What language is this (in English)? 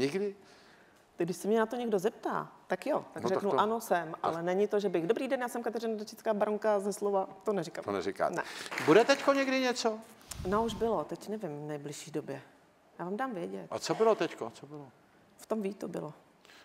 Czech